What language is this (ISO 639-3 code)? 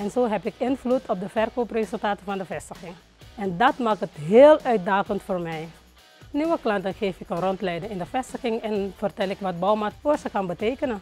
nld